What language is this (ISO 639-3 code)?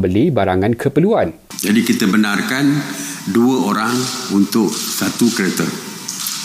msa